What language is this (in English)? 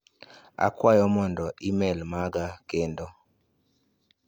Luo (Kenya and Tanzania)